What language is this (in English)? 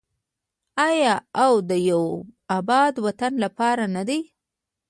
Pashto